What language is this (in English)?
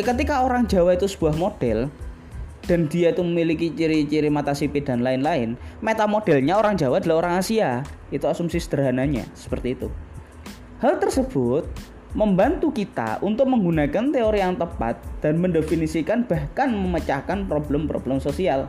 Indonesian